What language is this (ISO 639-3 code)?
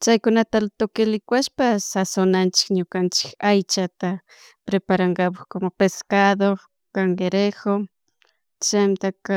qug